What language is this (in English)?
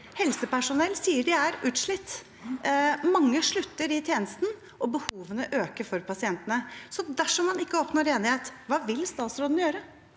Norwegian